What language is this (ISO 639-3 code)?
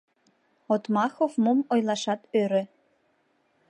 chm